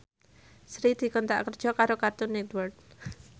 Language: Javanese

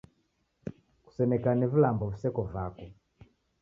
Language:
Taita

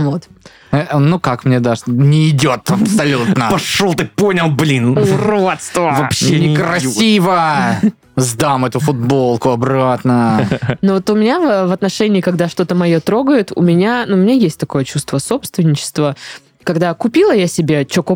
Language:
Russian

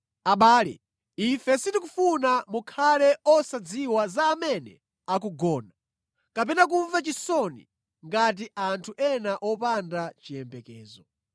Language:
Nyanja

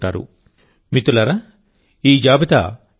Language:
Telugu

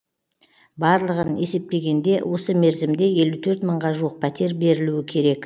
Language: Kazakh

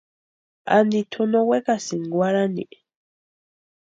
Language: Western Highland Purepecha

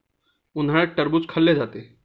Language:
Marathi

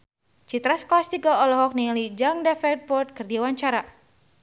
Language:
Sundanese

